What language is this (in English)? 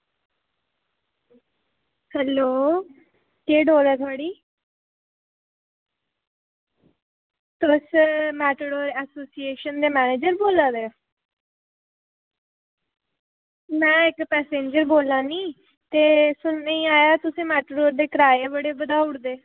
Dogri